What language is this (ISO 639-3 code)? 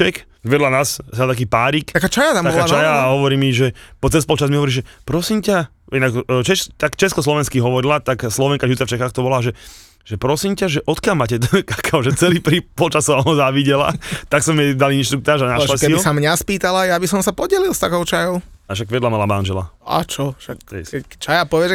slk